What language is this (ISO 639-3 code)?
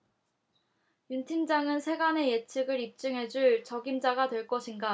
kor